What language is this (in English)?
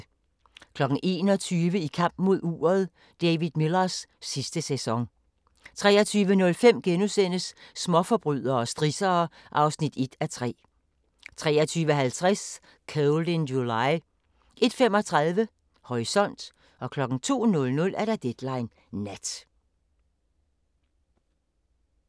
Danish